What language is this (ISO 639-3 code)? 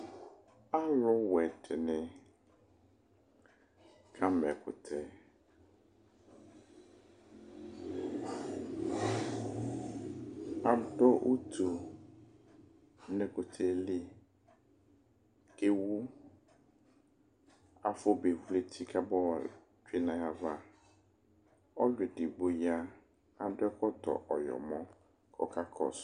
kpo